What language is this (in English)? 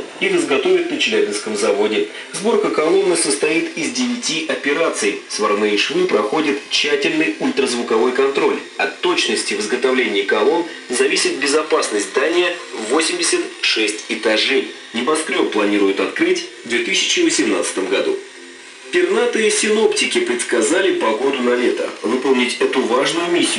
Russian